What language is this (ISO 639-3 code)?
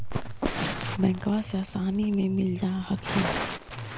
mag